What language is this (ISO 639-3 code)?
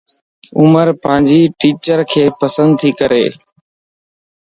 lss